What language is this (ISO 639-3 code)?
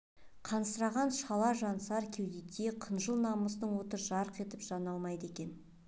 kaz